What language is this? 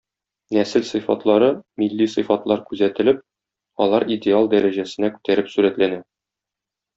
Tatar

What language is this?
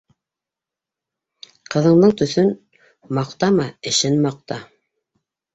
Bashkir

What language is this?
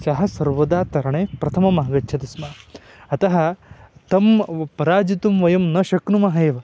Sanskrit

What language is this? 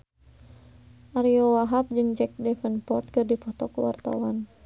Sundanese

